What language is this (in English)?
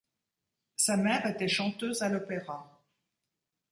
French